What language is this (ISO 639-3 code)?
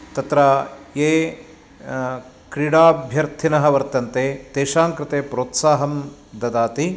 san